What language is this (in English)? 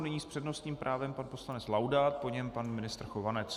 Czech